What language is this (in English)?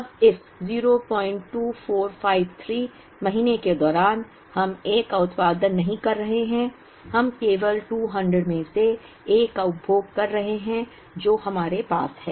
Hindi